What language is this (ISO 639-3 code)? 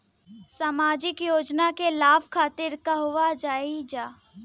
bho